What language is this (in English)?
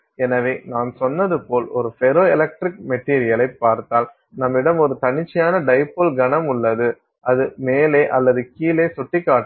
Tamil